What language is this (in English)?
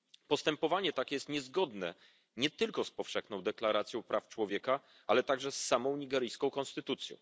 Polish